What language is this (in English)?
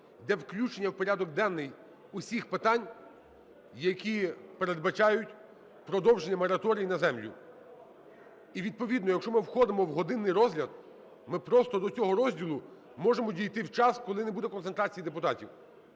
Ukrainian